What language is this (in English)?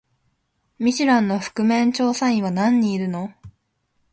Japanese